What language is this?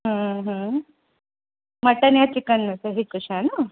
Sindhi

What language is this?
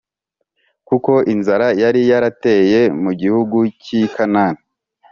Kinyarwanda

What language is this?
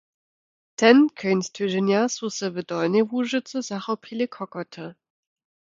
Lower Sorbian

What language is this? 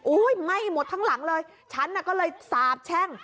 Thai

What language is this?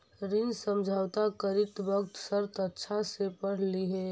Magahi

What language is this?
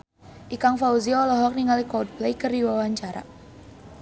Sundanese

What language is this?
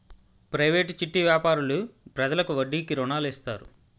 Telugu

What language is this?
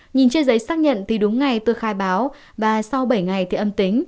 Vietnamese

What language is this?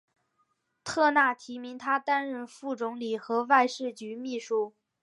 Chinese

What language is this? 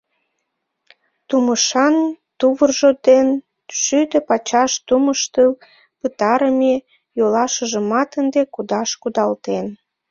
Mari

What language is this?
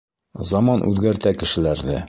Bashkir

